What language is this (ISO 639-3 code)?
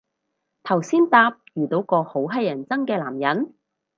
yue